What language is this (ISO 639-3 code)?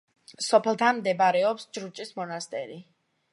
kat